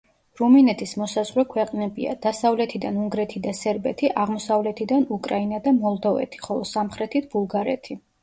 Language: Georgian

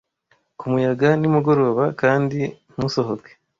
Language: Kinyarwanda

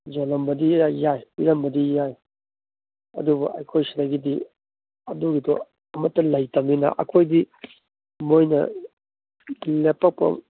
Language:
Manipuri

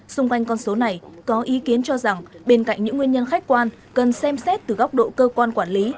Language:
Vietnamese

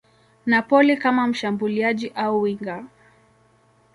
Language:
Swahili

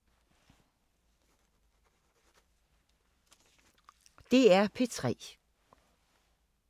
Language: Danish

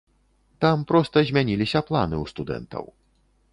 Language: Belarusian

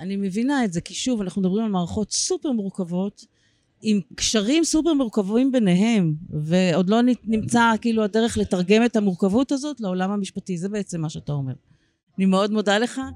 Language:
Hebrew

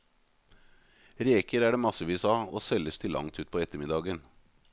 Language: Norwegian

